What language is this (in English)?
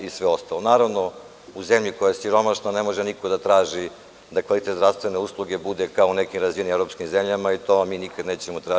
Serbian